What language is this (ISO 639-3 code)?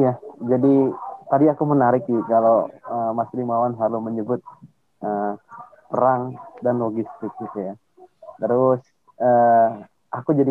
ind